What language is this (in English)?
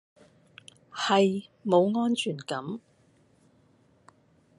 Cantonese